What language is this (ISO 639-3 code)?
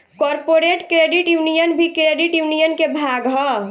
bho